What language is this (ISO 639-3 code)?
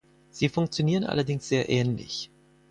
deu